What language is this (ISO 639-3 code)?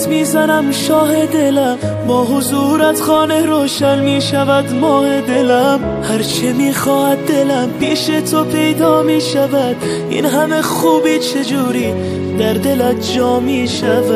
fas